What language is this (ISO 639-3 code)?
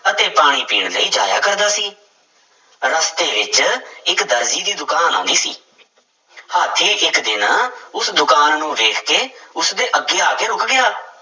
pan